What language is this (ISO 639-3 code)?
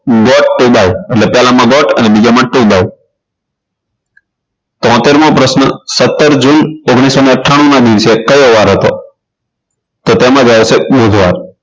guj